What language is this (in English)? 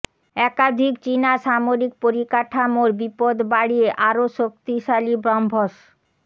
Bangla